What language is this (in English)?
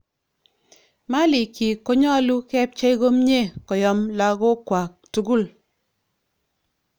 Kalenjin